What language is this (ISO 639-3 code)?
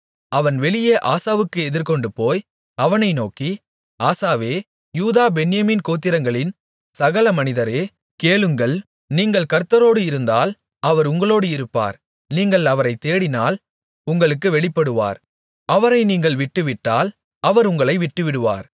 tam